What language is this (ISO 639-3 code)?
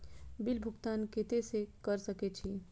mai